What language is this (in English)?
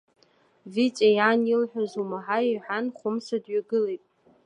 Abkhazian